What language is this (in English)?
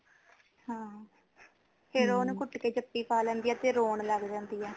Punjabi